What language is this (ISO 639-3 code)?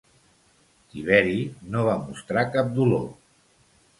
cat